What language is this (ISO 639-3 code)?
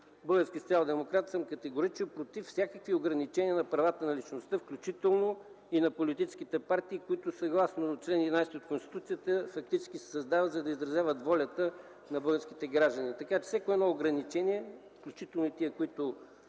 bul